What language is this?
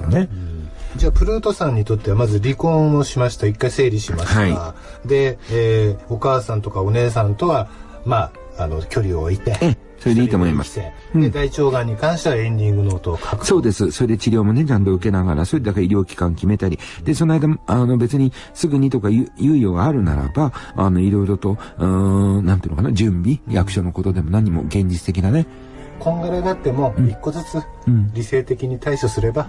Japanese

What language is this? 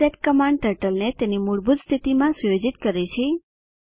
Gujarati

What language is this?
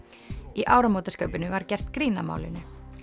Icelandic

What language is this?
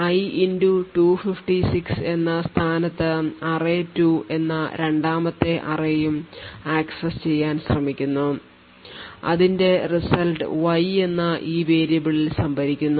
Malayalam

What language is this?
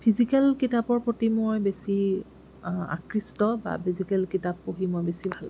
Assamese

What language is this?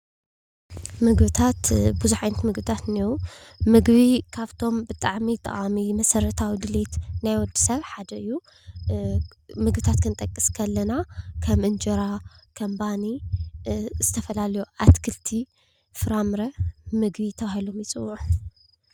Tigrinya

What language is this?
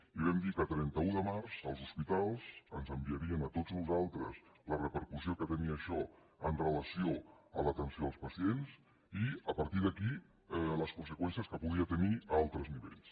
Catalan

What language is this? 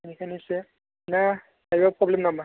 Bodo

